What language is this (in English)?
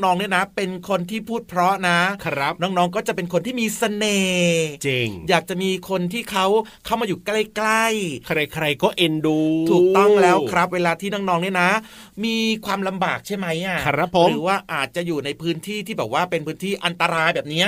Thai